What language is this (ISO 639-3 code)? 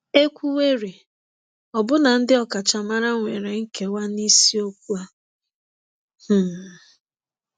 ibo